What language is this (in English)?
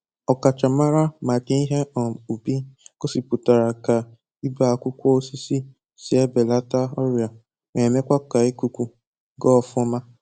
Igbo